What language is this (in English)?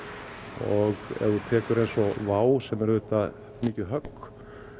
Icelandic